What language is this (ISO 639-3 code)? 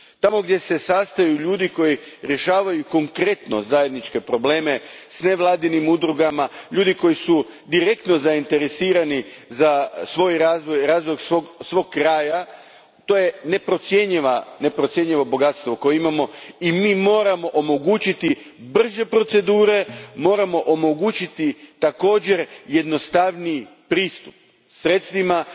hrv